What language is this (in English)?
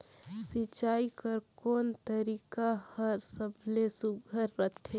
Chhattisgarhi